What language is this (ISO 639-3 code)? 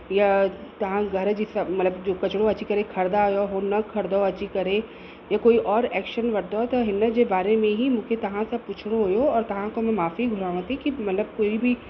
snd